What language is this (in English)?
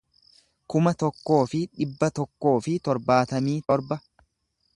Oromo